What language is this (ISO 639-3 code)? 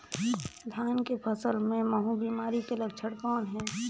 hne